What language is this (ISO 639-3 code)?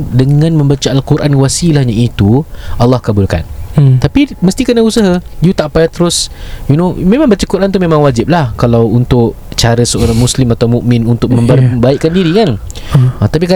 msa